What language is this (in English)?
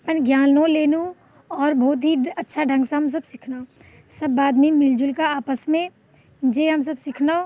Maithili